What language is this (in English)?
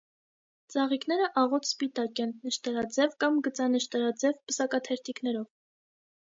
Armenian